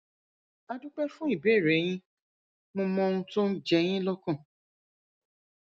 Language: Yoruba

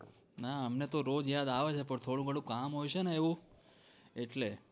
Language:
Gujarati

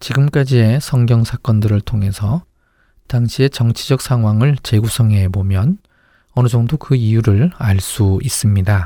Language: Korean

